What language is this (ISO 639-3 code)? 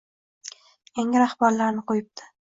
uzb